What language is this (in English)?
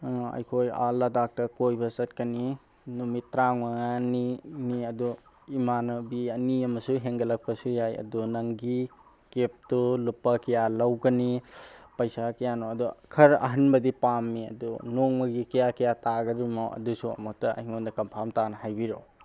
Manipuri